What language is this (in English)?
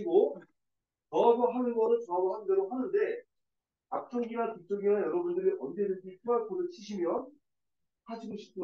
Korean